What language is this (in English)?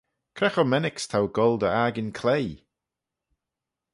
Manx